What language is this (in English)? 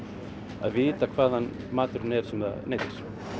Icelandic